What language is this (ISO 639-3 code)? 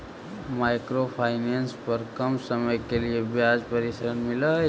mag